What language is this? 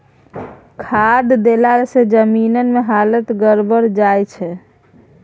Maithili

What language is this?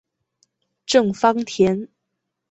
Chinese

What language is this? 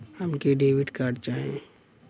Bhojpuri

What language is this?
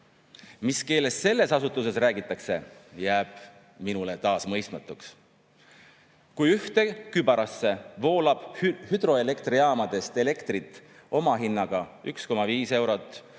Estonian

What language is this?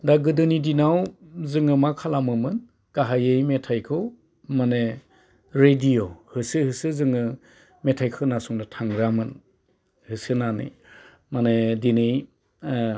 Bodo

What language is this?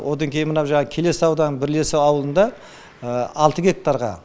Kazakh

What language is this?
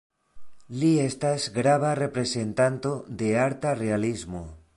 Esperanto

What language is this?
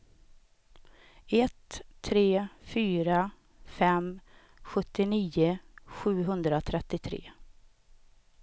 Swedish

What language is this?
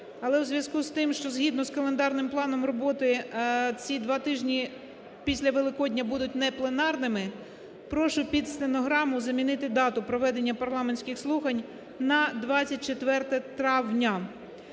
Ukrainian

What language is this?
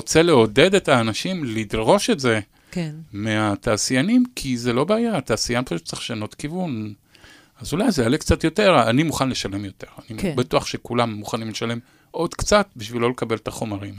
Hebrew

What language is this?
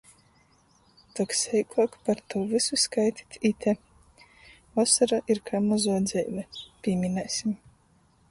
Latgalian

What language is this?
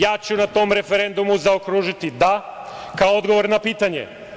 Serbian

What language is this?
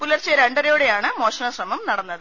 Malayalam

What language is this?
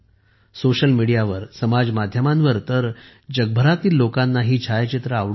Marathi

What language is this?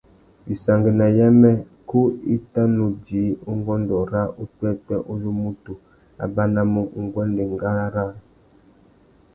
Tuki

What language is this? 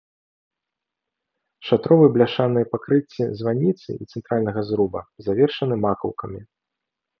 Belarusian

